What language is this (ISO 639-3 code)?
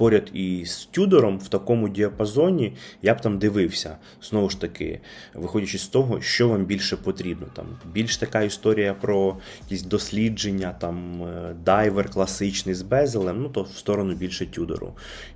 ukr